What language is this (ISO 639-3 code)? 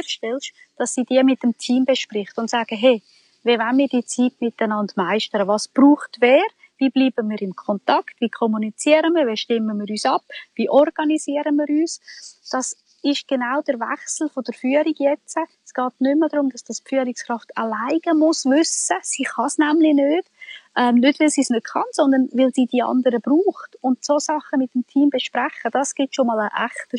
deu